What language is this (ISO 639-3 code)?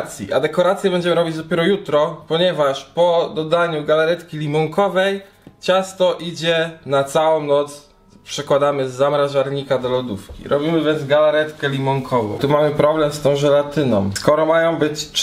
pol